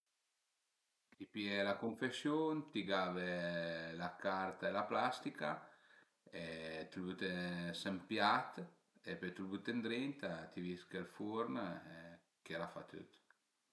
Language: Piedmontese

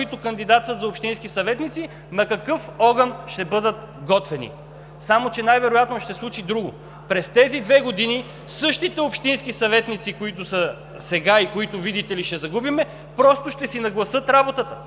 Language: Bulgarian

